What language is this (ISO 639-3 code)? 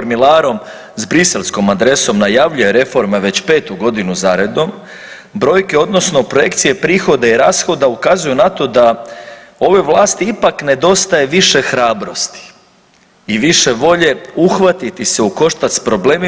hrv